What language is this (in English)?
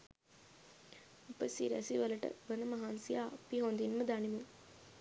Sinhala